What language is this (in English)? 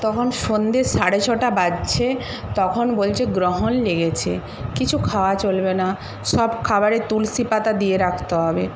Bangla